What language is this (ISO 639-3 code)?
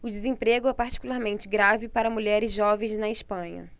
por